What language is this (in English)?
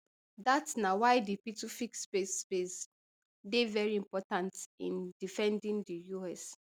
Nigerian Pidgin